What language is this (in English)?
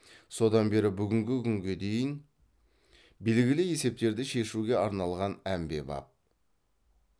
Kazakh